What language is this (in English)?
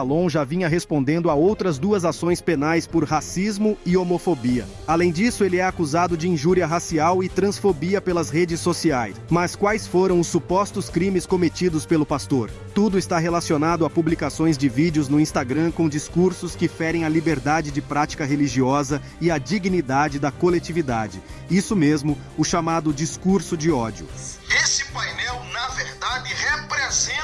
Portuguese